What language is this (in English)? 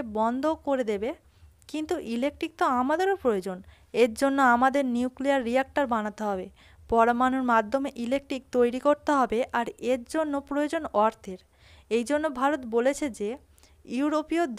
Romanian